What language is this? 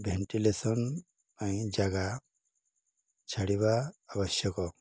Odia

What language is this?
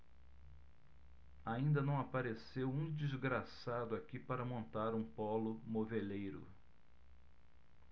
Portuguese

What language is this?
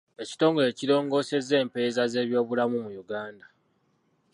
Ganda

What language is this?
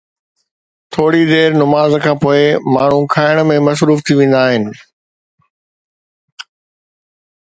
Sindhi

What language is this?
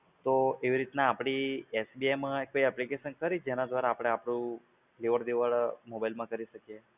Gujarati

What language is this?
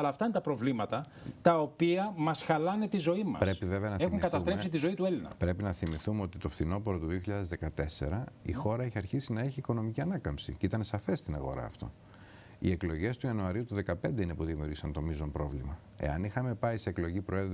Greek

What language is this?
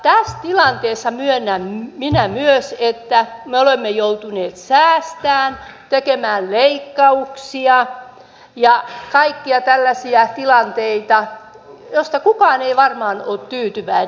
Finnish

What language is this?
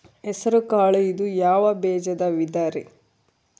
Kannada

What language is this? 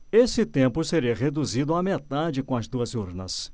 Portuguese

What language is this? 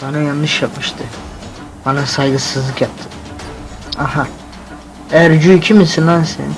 Turkish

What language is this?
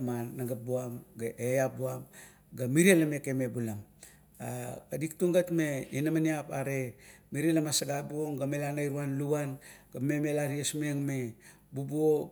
Kuot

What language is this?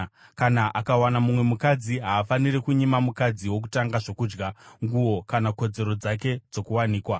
Shona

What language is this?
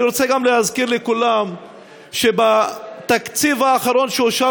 Hebrew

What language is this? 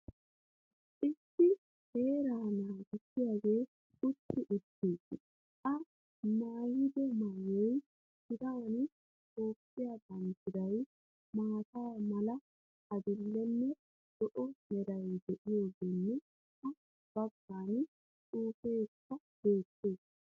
Wolaytta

